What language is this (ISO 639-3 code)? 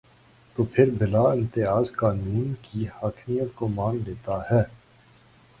urd